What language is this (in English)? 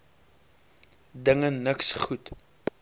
Afrikaans